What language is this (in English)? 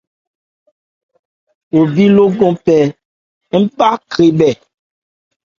Ebrié